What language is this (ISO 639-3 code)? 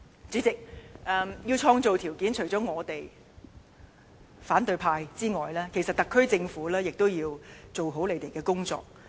yue